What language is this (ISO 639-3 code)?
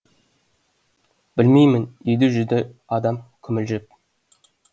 kaz